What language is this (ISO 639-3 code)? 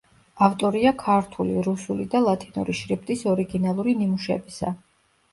kat